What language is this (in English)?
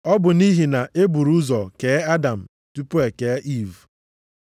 Igbo